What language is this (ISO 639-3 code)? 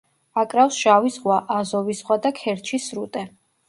kat